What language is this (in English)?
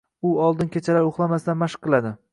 Uzbek